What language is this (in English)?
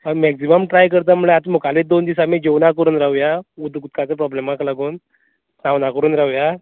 Konkani